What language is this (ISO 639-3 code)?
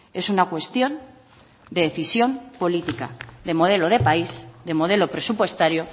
spa